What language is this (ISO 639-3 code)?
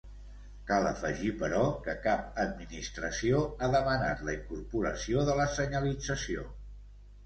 cat